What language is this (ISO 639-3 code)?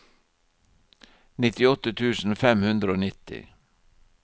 nor